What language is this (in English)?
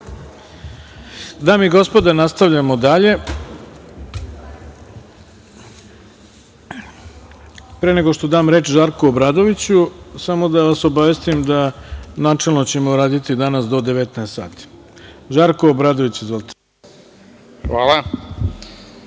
Serbian